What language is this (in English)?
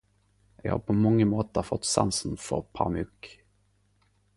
Norwegian Nynorsk